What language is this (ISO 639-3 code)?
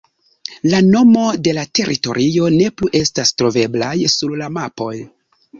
epo